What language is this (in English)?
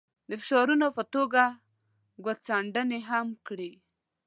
Pashto